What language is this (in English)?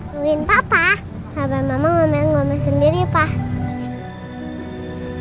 Indonesian